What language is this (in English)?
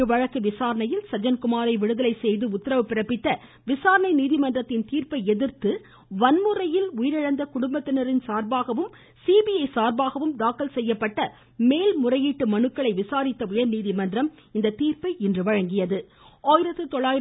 Tamil